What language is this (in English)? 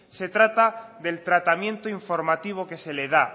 Spanish